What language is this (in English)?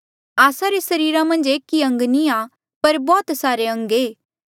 Mandeali